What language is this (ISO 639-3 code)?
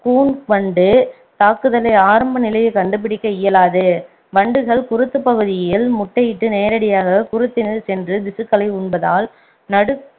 tam